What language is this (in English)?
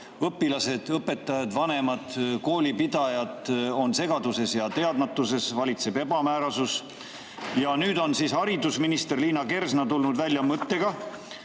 Estonian